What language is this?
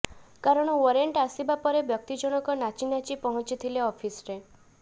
Odia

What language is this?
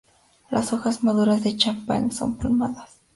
Spanish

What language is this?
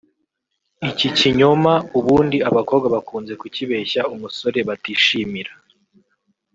Kinyarwanda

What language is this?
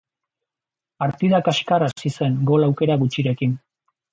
Basque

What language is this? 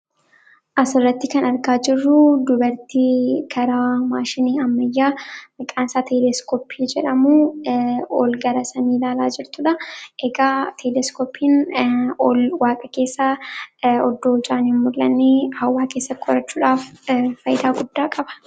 Oromo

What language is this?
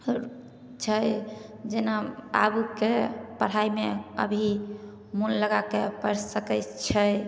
Maithili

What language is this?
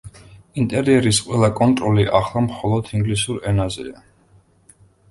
Georgian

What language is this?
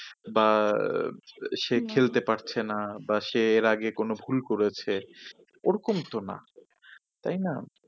Bangla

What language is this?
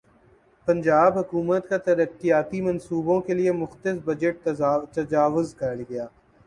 Urdu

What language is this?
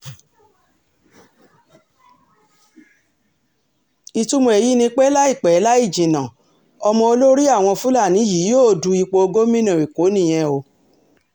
Yoruba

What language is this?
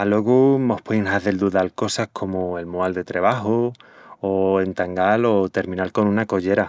Extremaduran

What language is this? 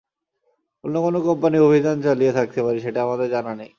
Bangla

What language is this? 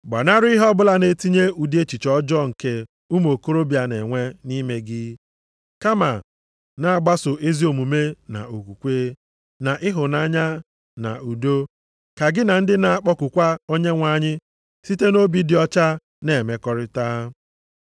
Igbo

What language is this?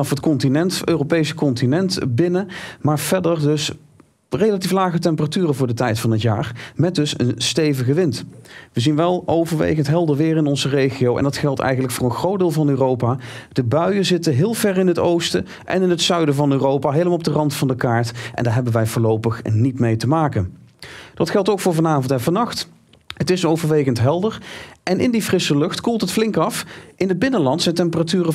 Dutch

